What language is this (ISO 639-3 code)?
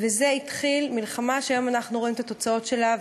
heb